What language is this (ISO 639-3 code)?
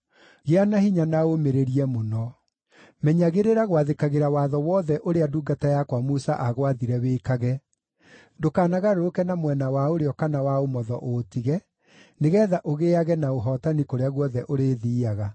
kik